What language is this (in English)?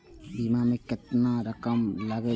Maithili